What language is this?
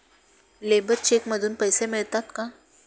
Marathi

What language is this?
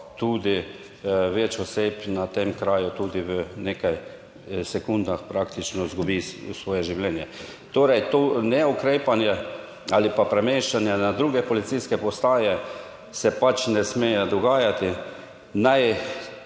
Slovenian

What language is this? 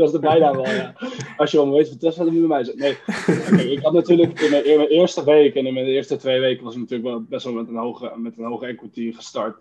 Dutch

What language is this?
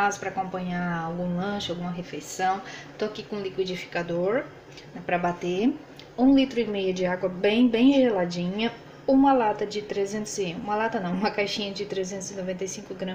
Portuguese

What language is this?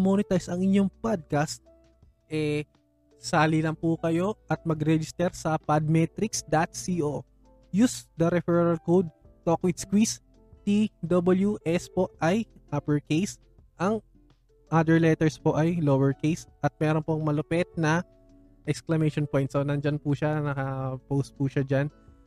Filipino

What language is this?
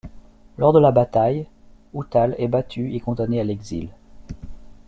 French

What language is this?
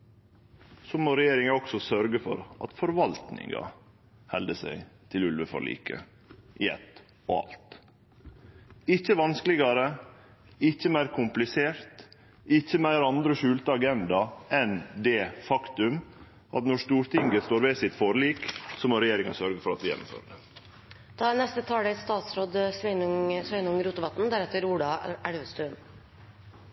Norwegian Nynorsk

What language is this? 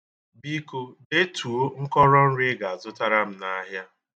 Igbo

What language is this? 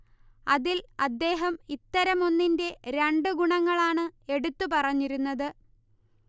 Malayalam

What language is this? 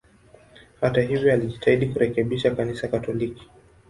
Swahili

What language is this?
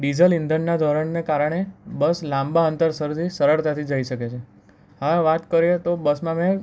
Gujarati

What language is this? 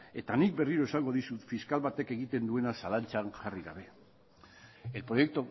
Basque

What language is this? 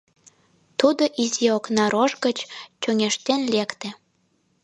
Mari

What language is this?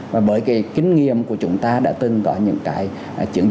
Vietnamese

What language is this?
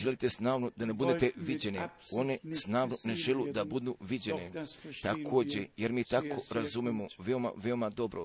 Croatian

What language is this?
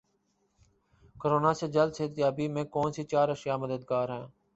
Urdu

